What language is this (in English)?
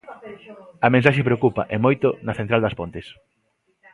Galician